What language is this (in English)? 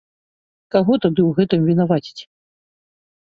Belarusian